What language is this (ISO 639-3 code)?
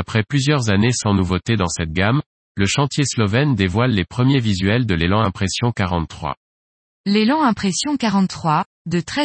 fra